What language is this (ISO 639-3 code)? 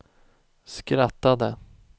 swe